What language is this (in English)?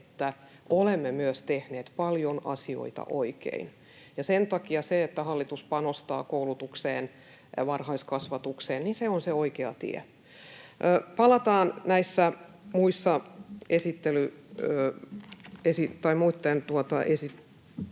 Finnish